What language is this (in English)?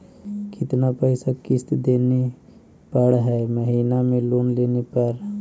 Magahi